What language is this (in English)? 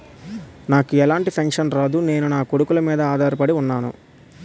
Telugu